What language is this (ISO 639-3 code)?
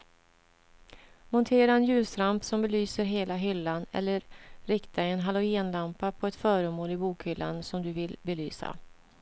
swe